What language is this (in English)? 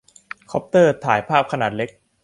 Thai